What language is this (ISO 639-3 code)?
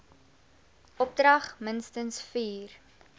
afr